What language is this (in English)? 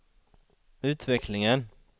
Swedish